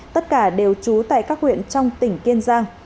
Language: Vietnamese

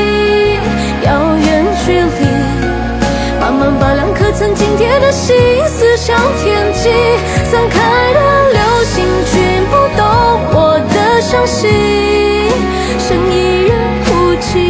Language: Chinese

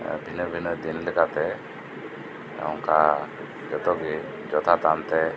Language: Santali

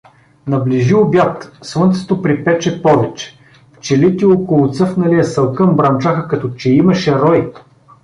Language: Bulgarian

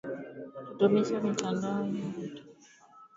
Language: Swahili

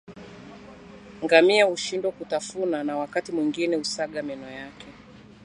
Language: Swahili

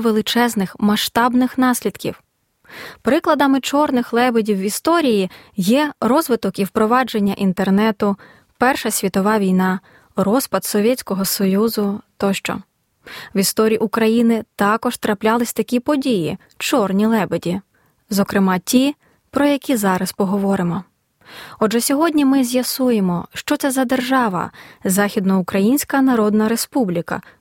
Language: Ukrainian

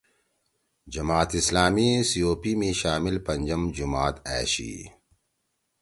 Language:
Torwali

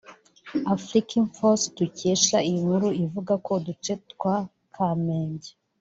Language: Kinyarwanda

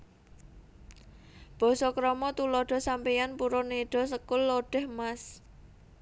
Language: Javanese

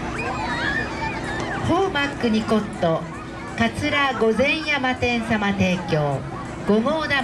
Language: Japanese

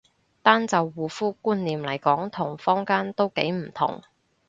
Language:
Cantonese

